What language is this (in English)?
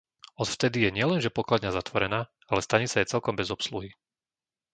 Slovak